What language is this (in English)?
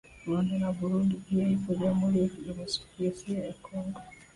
Swahili